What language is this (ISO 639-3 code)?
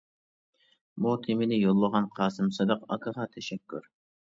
uig